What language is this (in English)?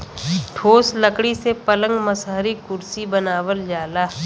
Bhojpuri